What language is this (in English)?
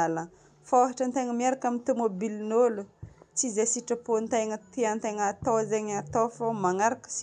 Northern Betsimisaraka Malagasy